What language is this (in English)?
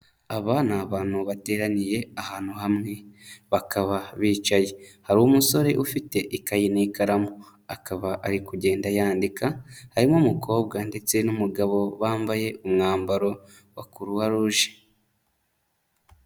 Kinyarwanda